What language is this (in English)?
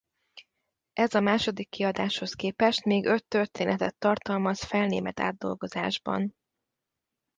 Hungarian